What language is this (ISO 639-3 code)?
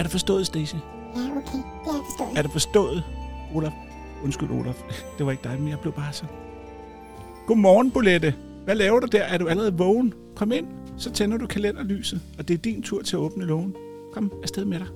dan